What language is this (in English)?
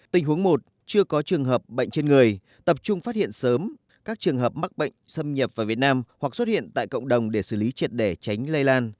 Vietnamese